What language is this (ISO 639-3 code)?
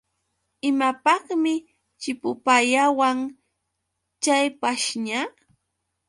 qux